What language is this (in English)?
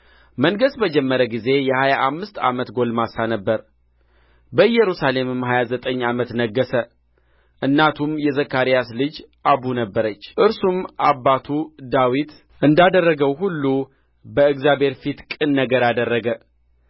Amharic